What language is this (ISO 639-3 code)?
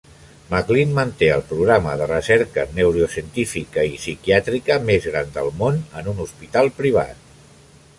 cat